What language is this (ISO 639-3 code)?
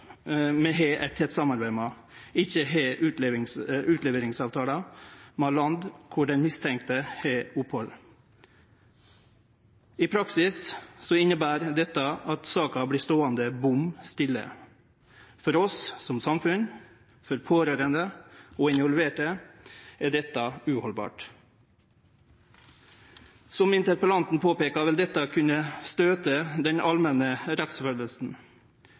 nno